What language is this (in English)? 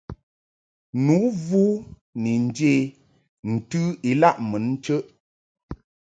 Mungaka